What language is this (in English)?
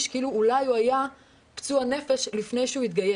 Hebrew